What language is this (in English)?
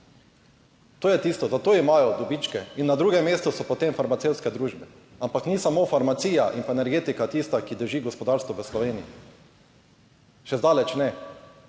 Slovenian